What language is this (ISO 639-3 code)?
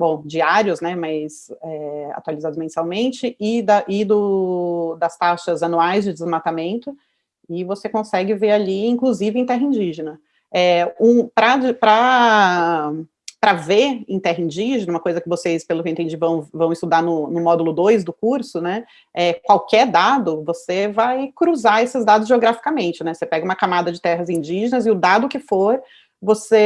por